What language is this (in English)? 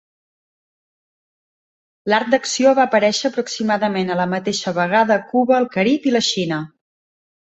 Catalan